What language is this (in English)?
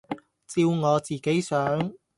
Cantonese